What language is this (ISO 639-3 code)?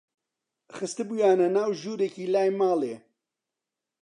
ckb